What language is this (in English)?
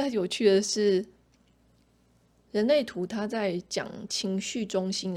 Chinese